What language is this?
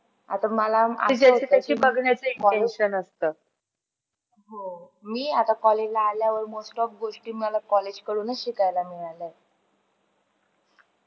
Marathi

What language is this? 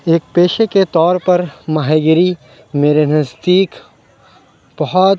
Urdu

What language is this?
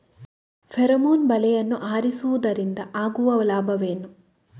Kannada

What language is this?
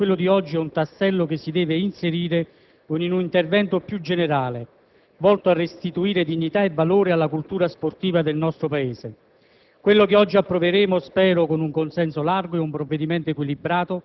Italian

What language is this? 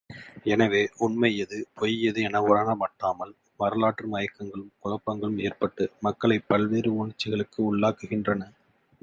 Tamil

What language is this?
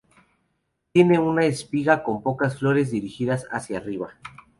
Spanish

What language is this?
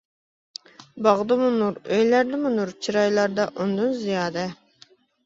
Uyghur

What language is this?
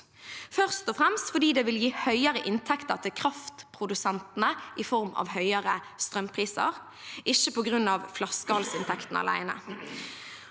Norwegian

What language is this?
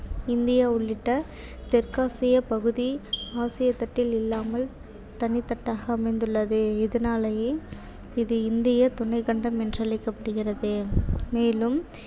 Tamil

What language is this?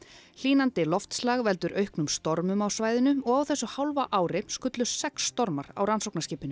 Icelandic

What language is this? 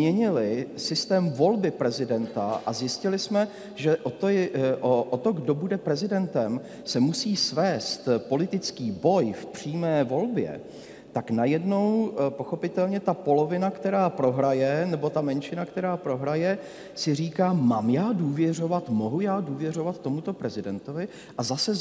Czech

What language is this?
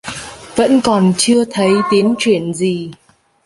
Vietnamese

